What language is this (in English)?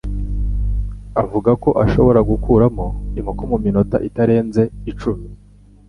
Kinyarwanda